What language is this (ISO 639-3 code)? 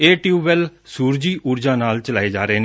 pan